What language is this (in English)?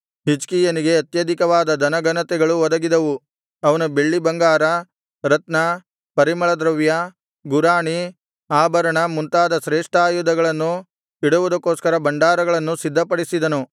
Kannada